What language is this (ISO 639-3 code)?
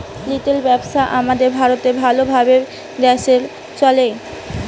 ben